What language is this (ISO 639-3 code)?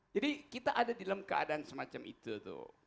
ind